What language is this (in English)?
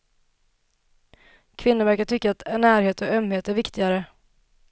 Swedish